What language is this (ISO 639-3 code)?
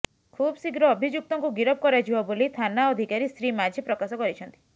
ori